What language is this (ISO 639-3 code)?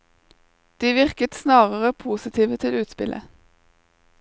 nor